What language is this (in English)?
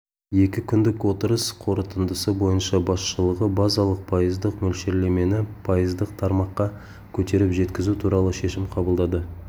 Kazakh